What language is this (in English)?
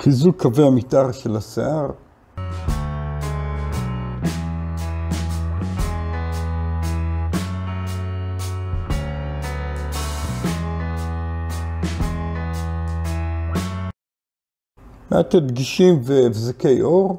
Hebrew